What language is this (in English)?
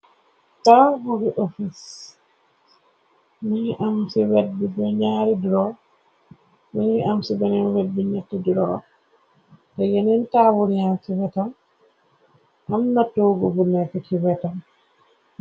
Wolof